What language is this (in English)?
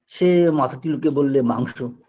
Bangla